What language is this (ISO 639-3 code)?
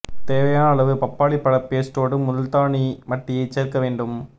tam